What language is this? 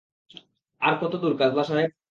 Bangla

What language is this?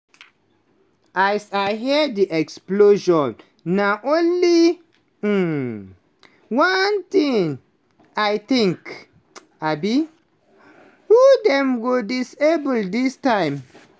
Nigerian Pidgin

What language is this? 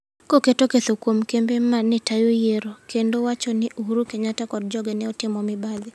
Luo (Kenya and Tanzania)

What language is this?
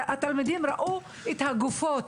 Hebrew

